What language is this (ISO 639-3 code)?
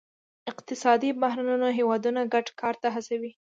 pus